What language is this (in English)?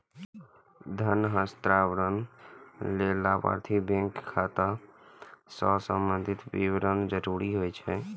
Maithili